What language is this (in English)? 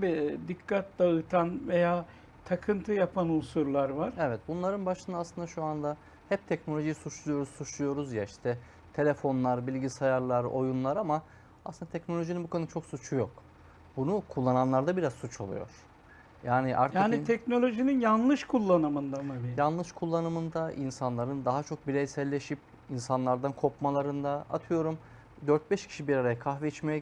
Turkish